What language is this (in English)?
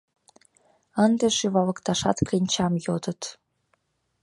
Mari